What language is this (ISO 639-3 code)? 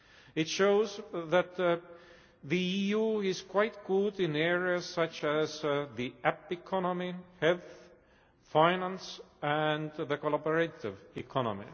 eng